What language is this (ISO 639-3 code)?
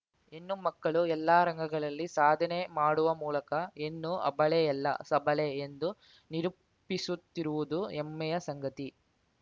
kan